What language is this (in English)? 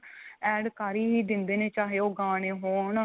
Punjabi